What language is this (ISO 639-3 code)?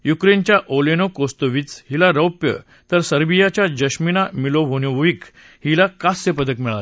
mar